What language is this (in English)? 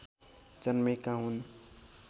Nepali